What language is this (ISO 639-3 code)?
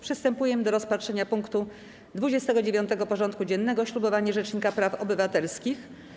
pol